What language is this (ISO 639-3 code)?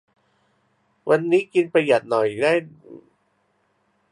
tha